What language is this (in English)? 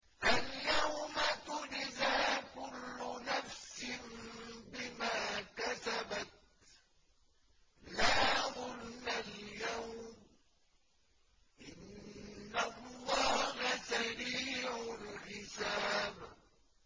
Arabic